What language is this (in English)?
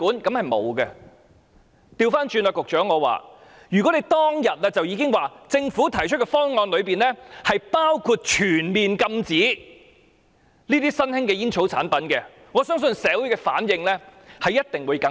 Cantonese